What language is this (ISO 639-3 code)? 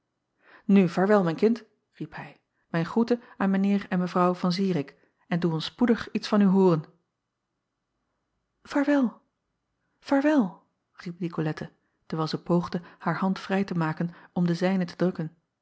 nld